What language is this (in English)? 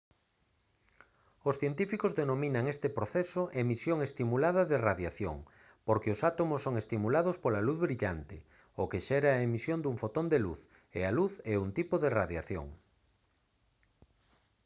Galician